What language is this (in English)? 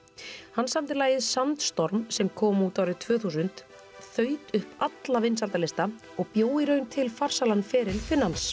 Icelandic